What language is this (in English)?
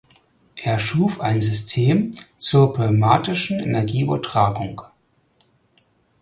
German